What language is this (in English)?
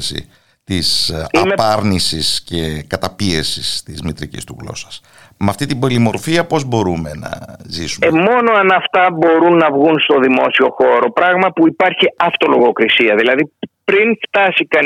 Greek